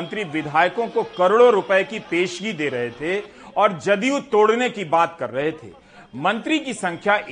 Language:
Hindi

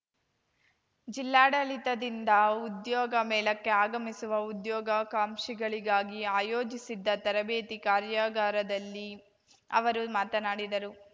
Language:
Kannada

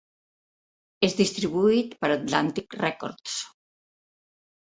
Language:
Catalan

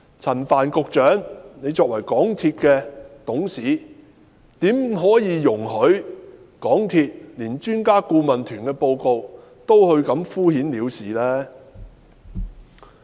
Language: Cantonese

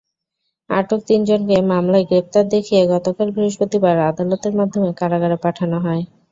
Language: Bangla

